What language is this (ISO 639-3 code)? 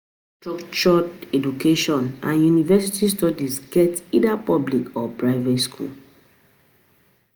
pcm